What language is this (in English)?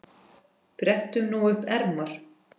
Icelandic